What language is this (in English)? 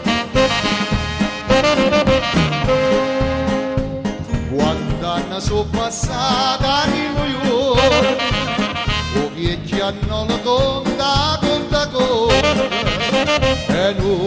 Italian